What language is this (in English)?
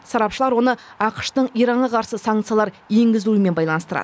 Kazakh